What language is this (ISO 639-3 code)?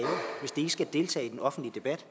dan